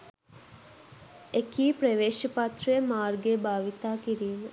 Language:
Sinhala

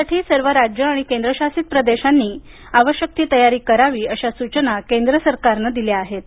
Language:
Marathi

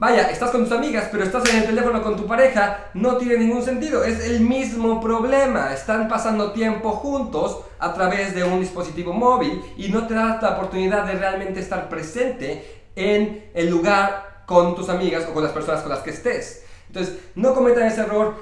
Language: Spanish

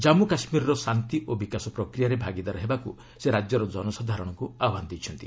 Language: Odia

